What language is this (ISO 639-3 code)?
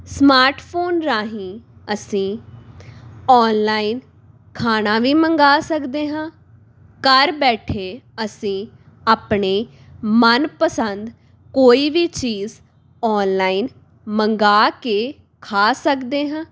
pan